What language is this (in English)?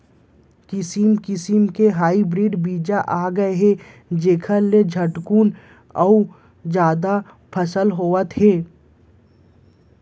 Chhattisgarhi